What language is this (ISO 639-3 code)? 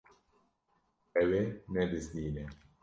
kur